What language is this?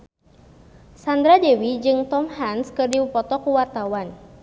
Sundanese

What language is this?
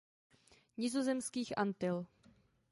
Czech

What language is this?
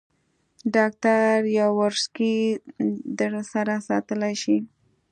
Pashto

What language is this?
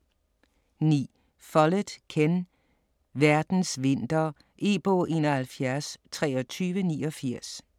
Danish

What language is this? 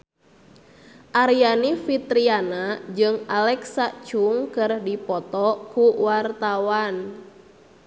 Sundanese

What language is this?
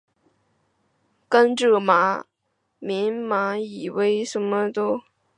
Chinese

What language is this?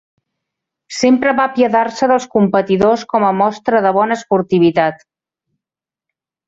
Catalan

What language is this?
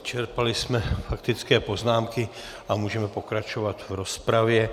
Czech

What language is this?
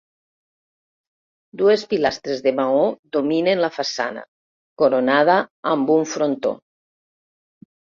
Catalan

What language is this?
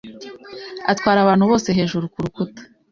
Kinyarwanda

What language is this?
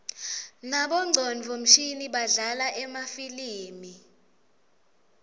Swati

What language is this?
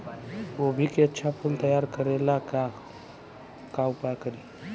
Bhojpuri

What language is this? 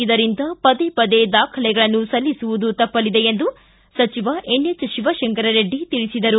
Kannada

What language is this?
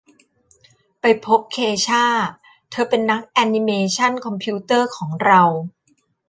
Thai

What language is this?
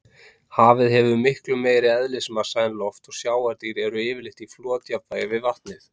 Icelandic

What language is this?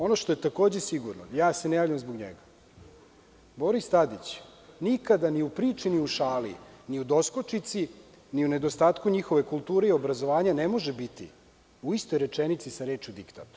Serbian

